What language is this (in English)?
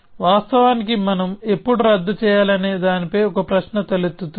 Telugu